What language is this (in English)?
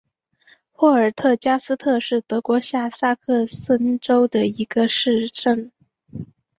Chinese